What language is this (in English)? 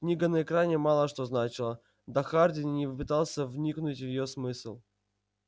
Russian